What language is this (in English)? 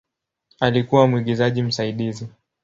Swahili